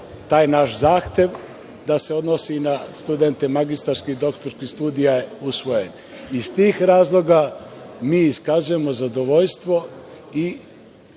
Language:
Serbian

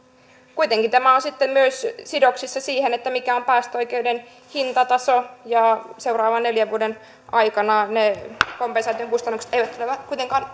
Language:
Finnish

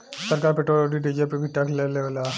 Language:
Bhojpuri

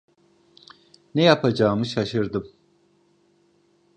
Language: Turkish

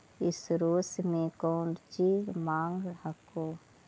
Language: Magahi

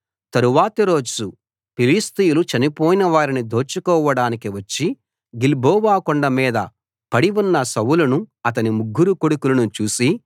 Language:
Telugu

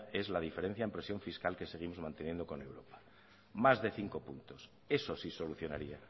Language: Spanish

